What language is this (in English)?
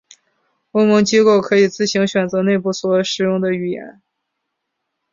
Chinese